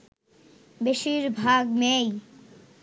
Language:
Bangla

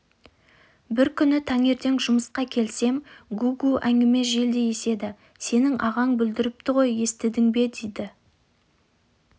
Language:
Kazakh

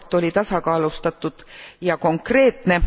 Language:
Estonian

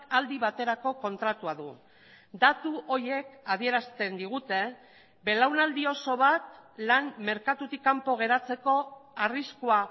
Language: Basque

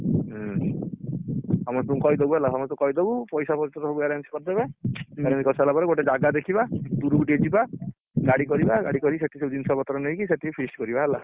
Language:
Odia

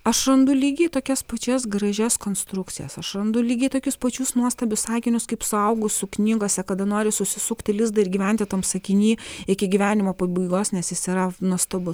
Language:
Lithuanian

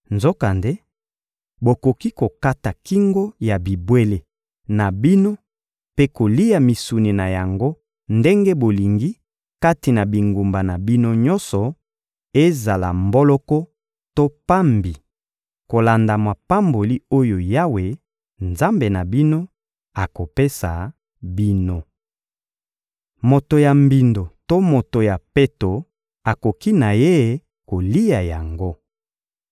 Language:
Lingala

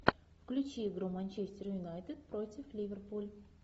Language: Russian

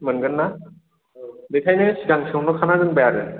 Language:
Bodo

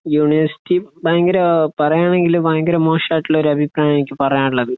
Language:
Malayalam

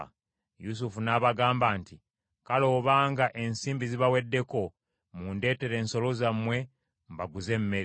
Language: Ganda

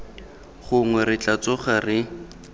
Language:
Tswana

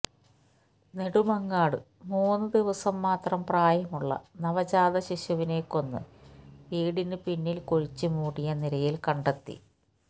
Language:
Malayalam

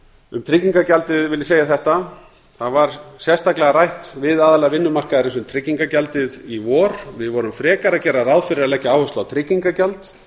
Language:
Icelandic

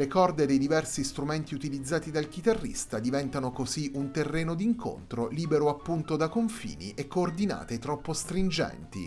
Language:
Italian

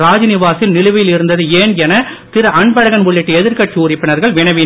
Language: Tamil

